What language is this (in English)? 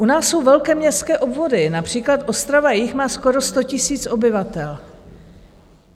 Czech